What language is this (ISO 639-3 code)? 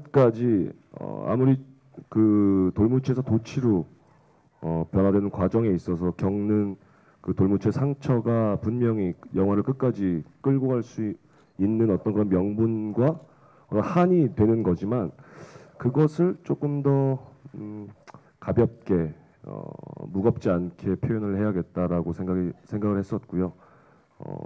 kor